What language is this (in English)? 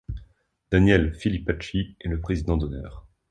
French